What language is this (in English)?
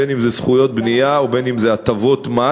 Hebrew